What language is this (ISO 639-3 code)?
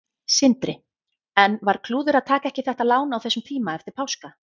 isl